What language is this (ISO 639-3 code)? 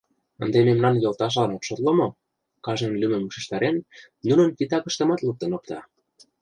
chm